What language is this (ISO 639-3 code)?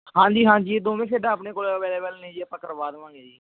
pan